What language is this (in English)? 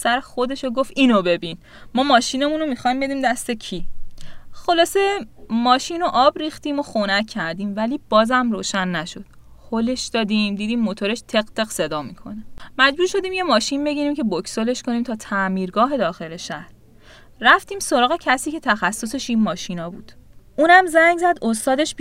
Persian